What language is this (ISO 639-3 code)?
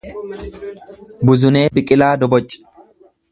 orm